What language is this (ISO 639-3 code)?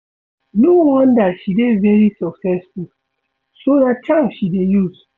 pcm